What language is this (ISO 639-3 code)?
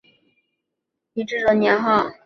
zho